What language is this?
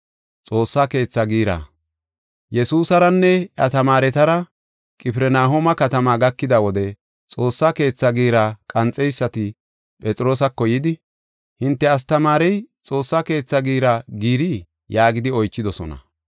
Gofa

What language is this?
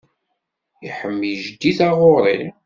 Kabyle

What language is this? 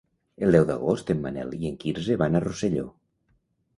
Catalan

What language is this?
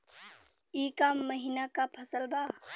Bhojpuri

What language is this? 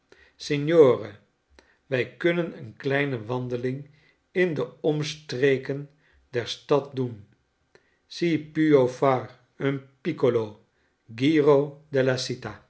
Dutch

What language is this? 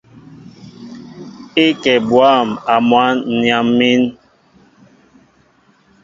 Mbo (Cameroon)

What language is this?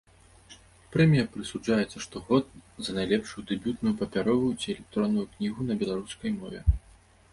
Belarusian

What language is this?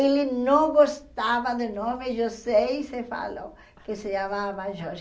Portuguese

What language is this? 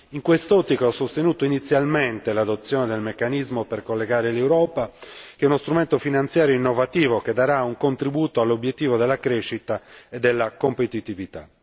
Italian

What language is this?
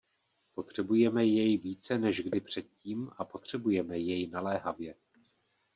Czech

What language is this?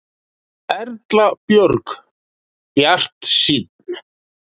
Icelandic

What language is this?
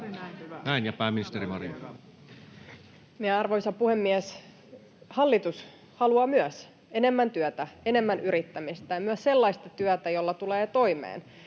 Finnish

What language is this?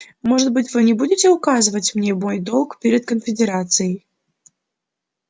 Russian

